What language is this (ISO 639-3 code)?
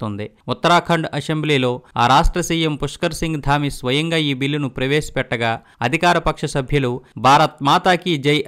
tel